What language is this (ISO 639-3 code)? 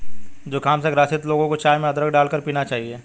hin